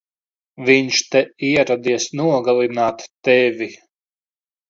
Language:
Latvian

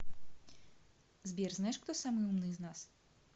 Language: Russian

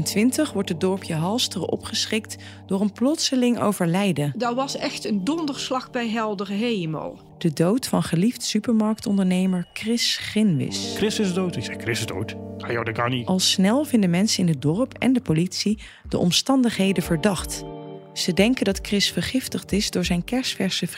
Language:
Dutch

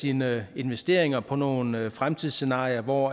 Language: Danish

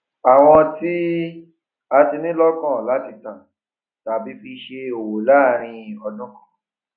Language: Yoruba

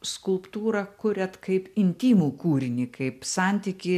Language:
Lithuanian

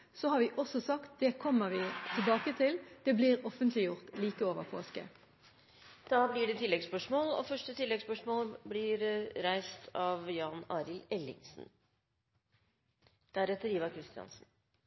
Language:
Norwegian Bokmål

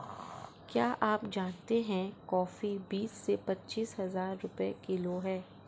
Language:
Hindi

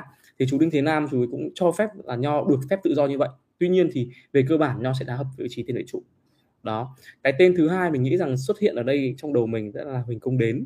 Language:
Vietnamese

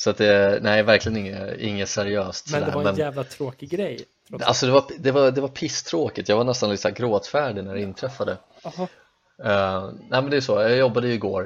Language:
Swedish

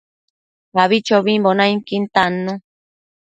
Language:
Matsés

